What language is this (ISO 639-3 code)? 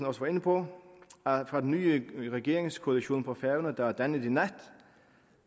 dan